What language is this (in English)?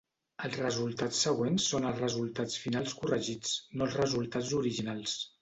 Catalan